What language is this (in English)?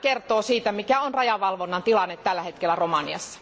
Finnish